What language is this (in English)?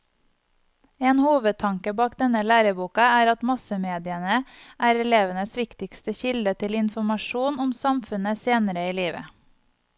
Norwegian